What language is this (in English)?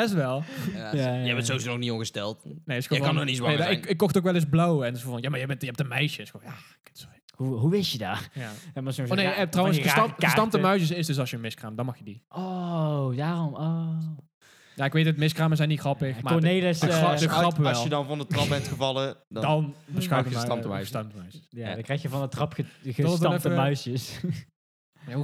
Dutch